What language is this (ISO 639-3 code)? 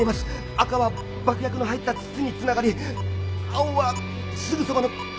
jpn